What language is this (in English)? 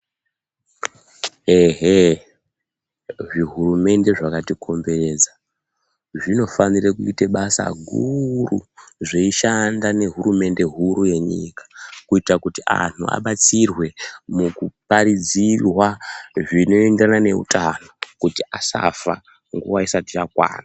Ndau